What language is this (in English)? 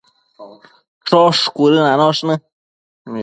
Matsés